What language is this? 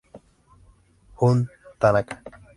Spanish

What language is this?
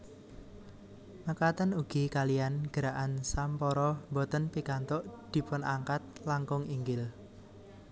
Javanese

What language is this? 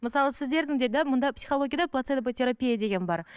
Kazakh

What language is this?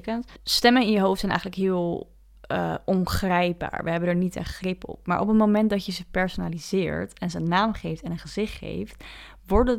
Dutch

